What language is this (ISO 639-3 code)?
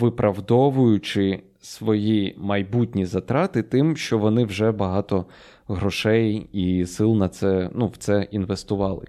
ukr